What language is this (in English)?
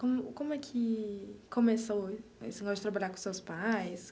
Portuguese